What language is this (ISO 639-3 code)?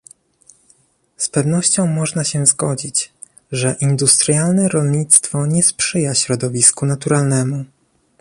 pol